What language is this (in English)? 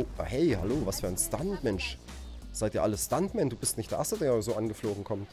German